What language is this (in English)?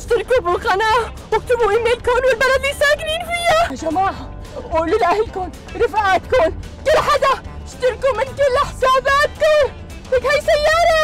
Arabic